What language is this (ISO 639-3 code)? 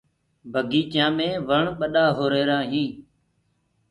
ggg